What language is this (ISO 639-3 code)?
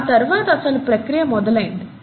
tel